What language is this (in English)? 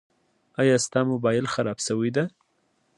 Pashto